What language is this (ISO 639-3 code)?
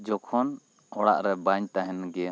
sat